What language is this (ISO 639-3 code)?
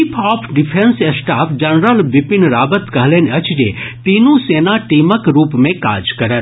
mai